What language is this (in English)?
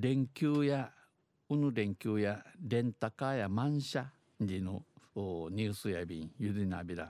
Japanese